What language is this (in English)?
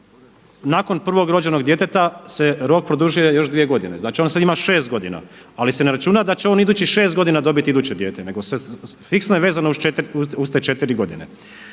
Croatian